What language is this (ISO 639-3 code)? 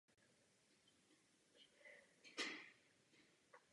ces